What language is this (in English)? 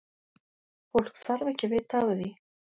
Icelandic